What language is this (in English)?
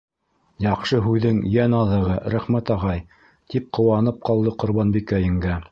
Bashkir